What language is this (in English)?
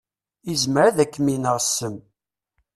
Kabyle